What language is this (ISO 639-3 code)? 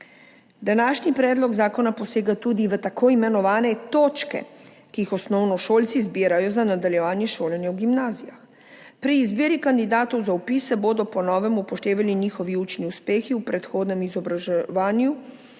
slv